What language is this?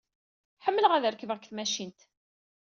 Kabyle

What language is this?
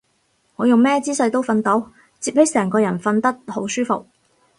Cantonese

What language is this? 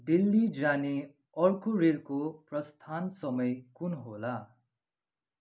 Nepali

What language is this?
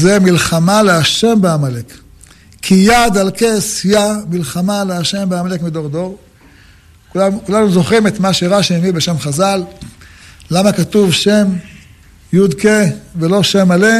Hebrew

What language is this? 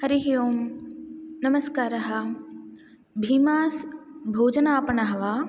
Sanskrit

